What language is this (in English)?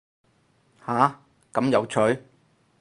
Cantonese